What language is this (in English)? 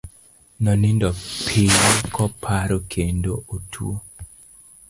Luo (Kenya and Tanzania)